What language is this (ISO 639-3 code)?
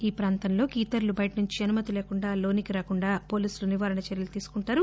tel